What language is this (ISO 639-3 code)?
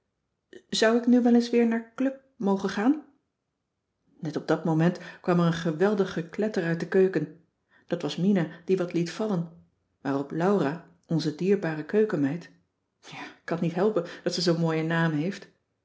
nld